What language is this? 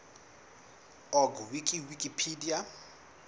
Southern Sotho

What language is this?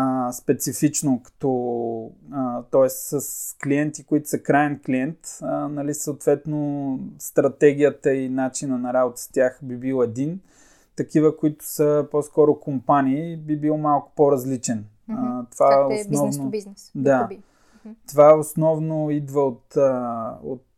Bulgarian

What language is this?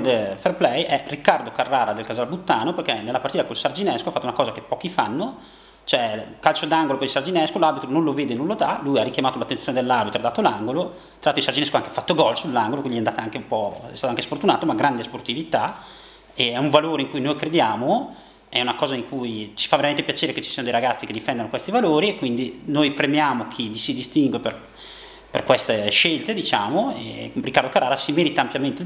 Italian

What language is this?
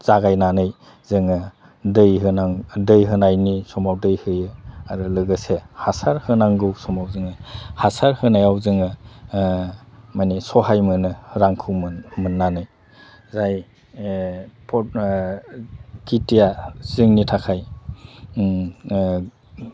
Bodo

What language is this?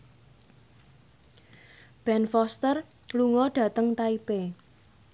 Javanese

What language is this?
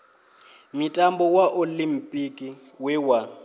Venda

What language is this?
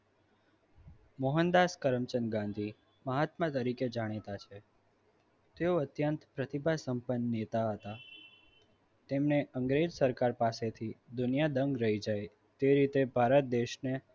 Gujarati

